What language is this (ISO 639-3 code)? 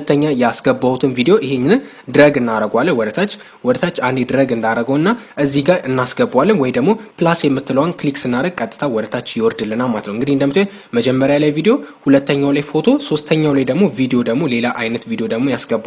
amh